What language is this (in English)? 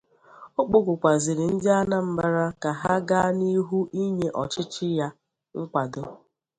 Igbo